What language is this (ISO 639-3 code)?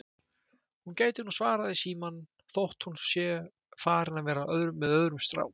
isl